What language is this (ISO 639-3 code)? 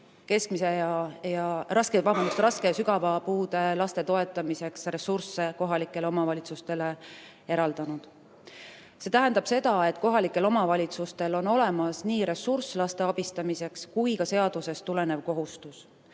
est